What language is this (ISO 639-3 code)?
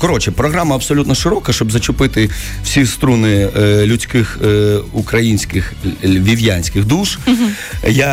ukr